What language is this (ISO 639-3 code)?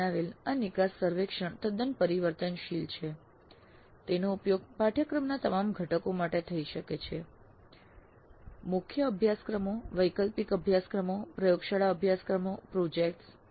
guj